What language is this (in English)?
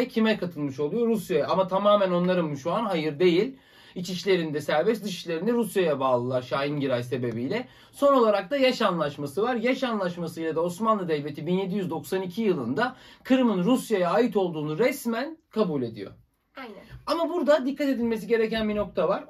Turkish